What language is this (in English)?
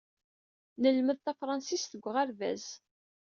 Kabyle